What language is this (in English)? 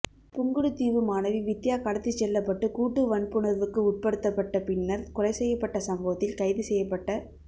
Tamil